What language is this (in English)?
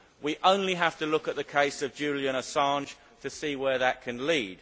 English